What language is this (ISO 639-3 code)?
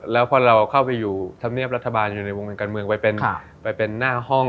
tha